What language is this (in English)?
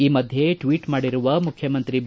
Kannada